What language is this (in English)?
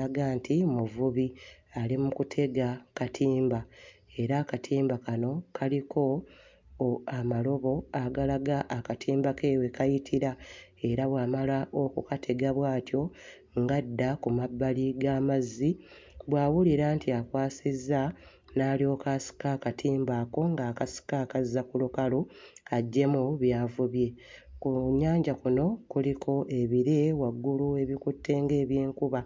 Ganda